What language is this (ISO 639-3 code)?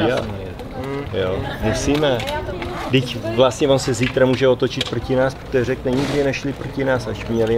ces